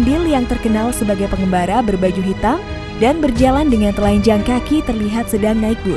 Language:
Indonesian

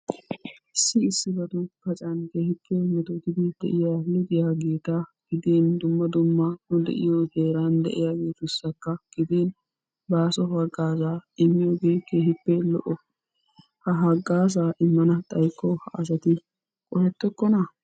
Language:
Wolaytta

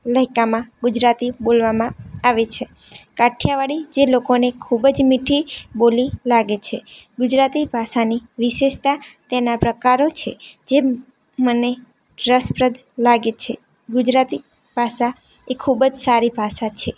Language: Gujarati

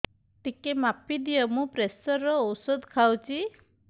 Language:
Odia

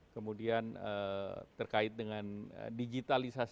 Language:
Indonesian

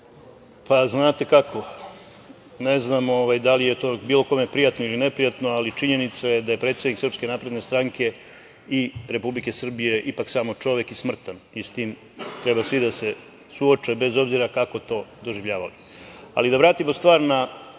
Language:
Serbian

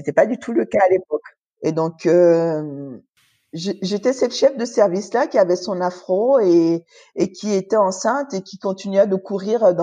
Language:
French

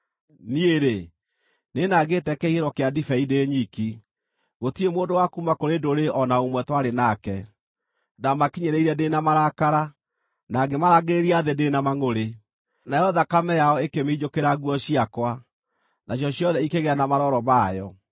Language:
Kikuyu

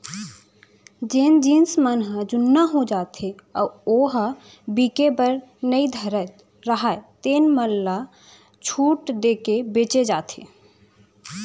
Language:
Chhattisgarhi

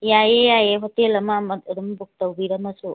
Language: Manipuri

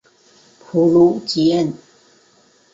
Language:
Chinese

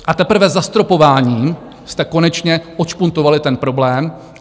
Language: Czech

